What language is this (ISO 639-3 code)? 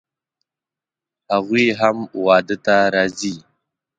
pus